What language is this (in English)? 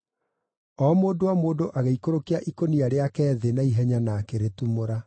Kikuyu